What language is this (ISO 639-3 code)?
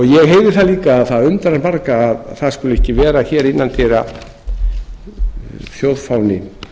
isl